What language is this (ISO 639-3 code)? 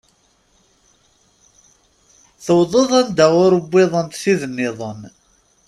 kab